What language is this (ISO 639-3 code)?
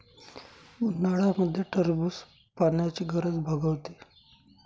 mar